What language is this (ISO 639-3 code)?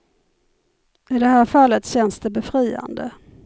swe